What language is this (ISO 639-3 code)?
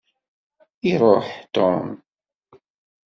kab